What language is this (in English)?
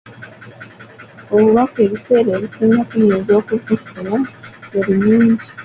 Ganda